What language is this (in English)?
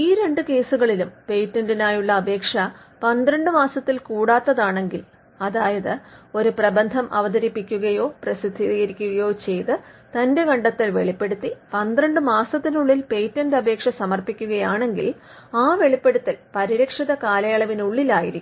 Malayalam